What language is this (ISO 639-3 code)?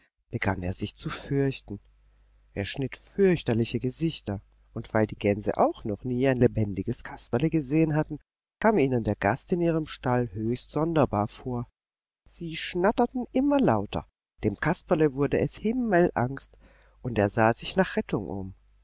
deu